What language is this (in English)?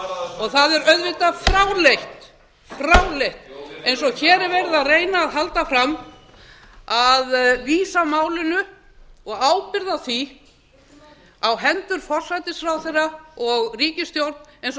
Icelandic